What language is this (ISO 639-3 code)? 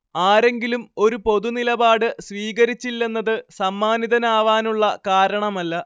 mal